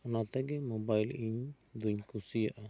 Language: Santali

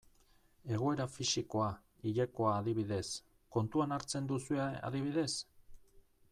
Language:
Basque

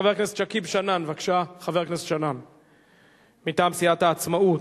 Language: Hebrew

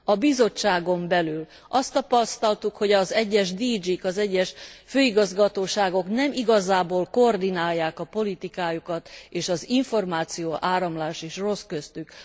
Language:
Hungarian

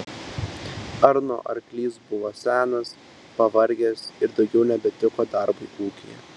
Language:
Lithuanian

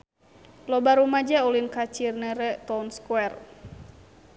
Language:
Sundanese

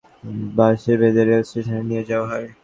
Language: Bangla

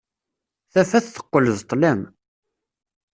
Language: Kabyle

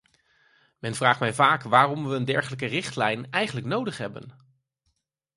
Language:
Dutch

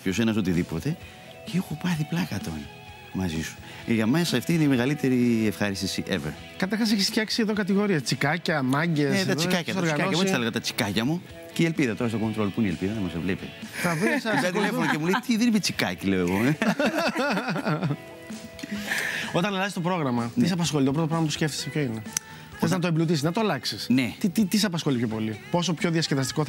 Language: Greek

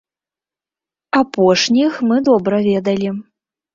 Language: Belarusian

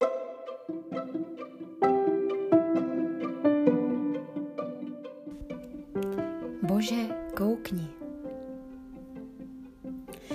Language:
Czech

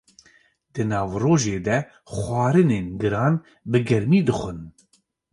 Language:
Kurdish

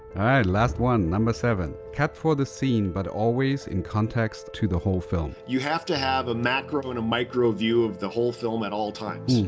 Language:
English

